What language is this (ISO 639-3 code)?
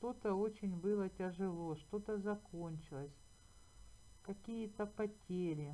rus